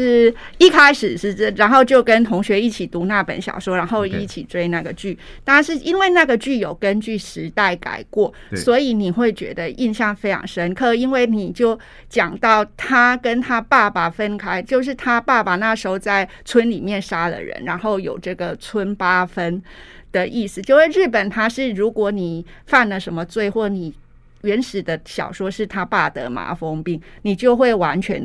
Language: Chinese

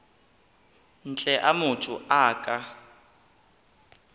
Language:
Northern Sotho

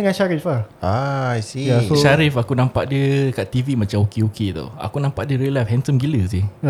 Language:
Malay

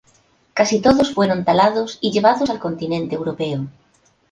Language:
Spanish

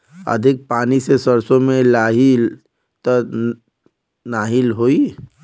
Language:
Bhojpuri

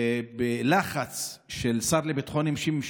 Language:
Hebrew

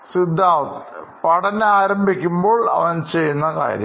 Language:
Malayalam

